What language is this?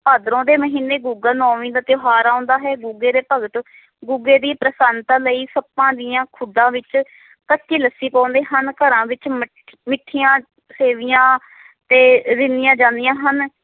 Punjabi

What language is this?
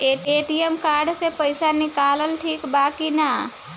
Bhojpuri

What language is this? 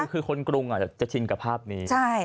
Thai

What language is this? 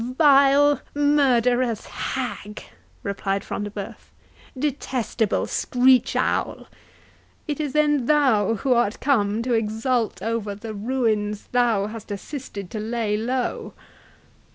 English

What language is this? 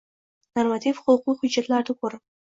Uzbek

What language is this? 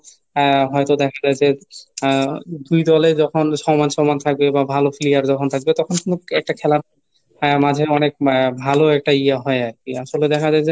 Bangla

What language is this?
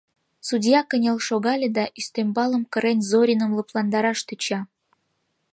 Mari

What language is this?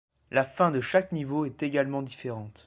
French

